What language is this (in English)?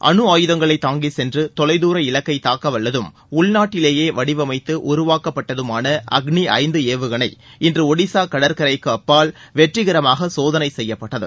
Tamil